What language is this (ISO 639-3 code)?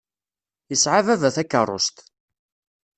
kab